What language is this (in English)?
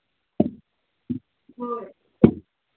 Manipuri